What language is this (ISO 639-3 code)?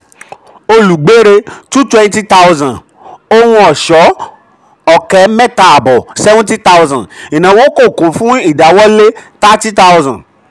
yor